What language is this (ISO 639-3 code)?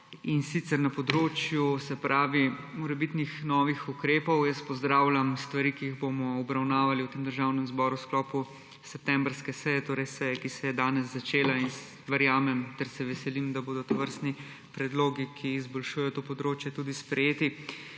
slv